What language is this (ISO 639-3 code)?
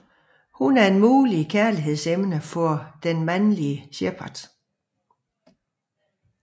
dan